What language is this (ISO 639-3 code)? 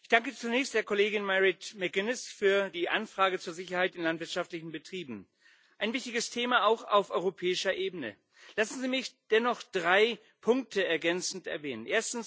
deu